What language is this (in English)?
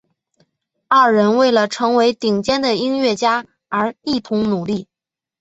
Chinese